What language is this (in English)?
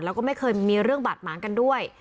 Thai